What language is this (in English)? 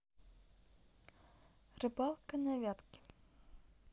Russian